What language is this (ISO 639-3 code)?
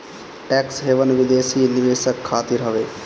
bho